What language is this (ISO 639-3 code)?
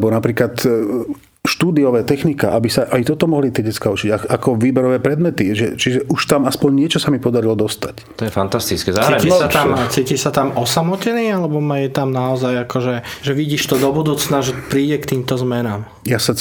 slk